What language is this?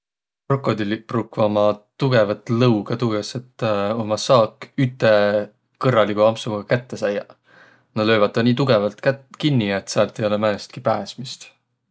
Võro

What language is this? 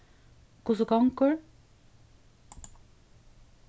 Faroese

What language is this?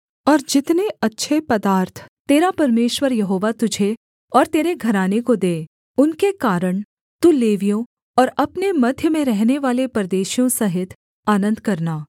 Hindi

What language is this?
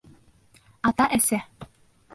Bashkir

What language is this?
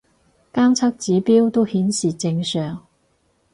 Cantonese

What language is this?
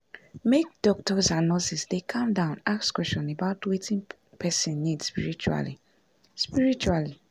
Nigerian Pidgin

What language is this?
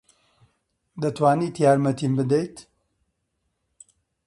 Central Kurdish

